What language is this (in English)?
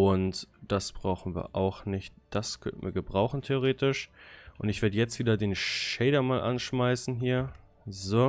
German